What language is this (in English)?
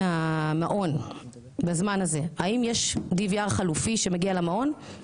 Hebrew